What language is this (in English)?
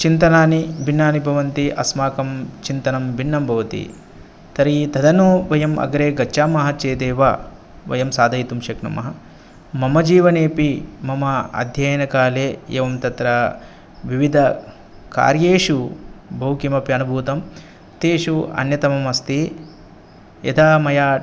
Sanskrit